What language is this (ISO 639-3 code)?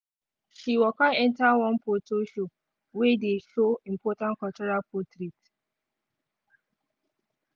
pcm